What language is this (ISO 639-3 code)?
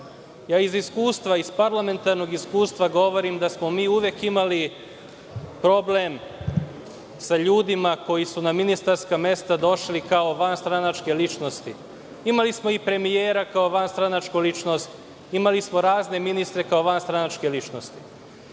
srp